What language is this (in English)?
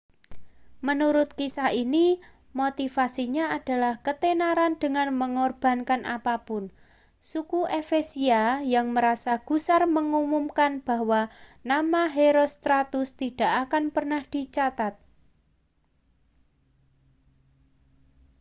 Indonesian